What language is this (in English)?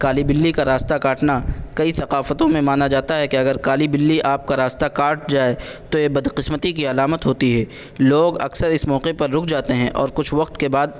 Urdu